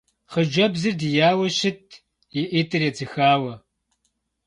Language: Kabardian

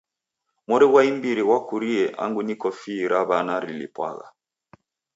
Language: Taita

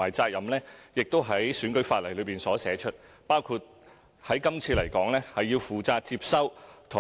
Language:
Cantonese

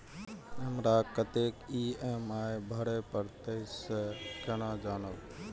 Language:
Maithili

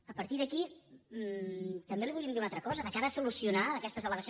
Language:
Catalan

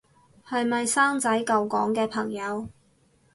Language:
Cantonese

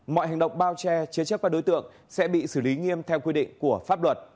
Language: Vietnamese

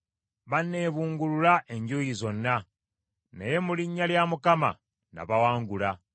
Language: Ganda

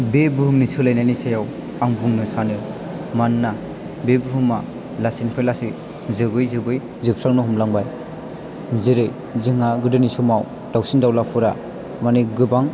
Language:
Bodo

